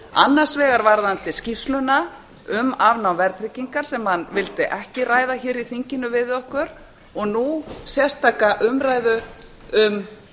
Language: Icelandic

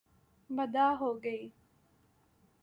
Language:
Urdu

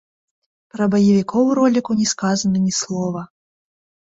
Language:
Belarusian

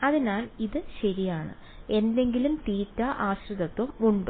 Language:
Malayalam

